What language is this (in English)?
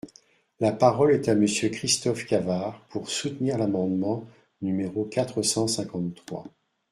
French